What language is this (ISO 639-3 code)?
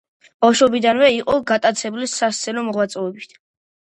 kat